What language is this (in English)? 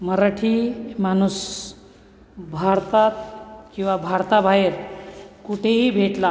Marathi